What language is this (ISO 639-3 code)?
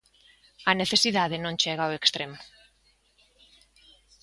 glg